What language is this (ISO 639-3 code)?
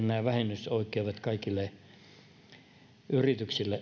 fin